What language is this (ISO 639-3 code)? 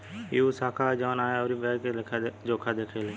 bho